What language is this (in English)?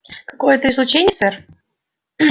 Russian